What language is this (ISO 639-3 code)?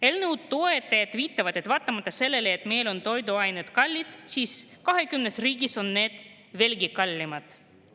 est